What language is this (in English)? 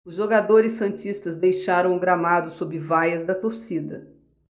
Portuguese